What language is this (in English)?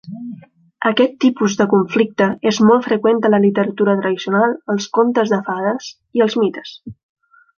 Catalan